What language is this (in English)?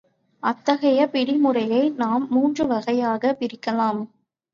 Tamil